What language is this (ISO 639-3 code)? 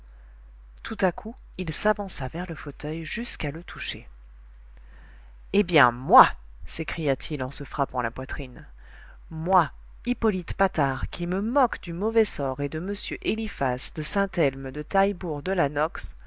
fra